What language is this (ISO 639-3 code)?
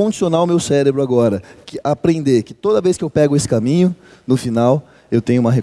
por